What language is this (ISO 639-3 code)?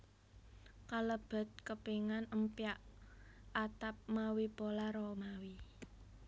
jav